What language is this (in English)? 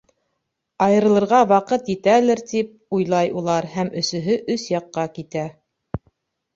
Bashkir